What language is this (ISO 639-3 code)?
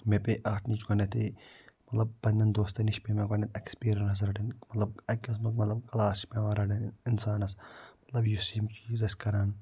kas